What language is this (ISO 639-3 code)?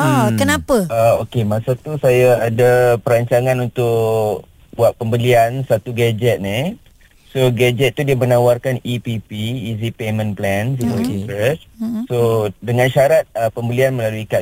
msa